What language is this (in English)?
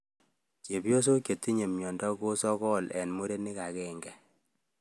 Kalenjin